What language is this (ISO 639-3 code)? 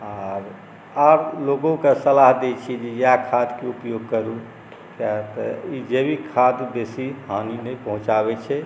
mai